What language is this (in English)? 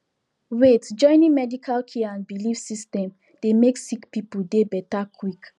Nigerian Pidgin